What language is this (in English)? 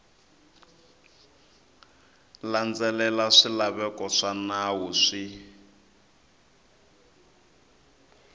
Tsonga